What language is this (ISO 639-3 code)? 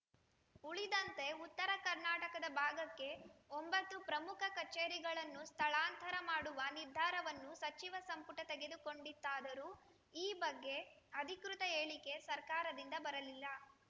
kan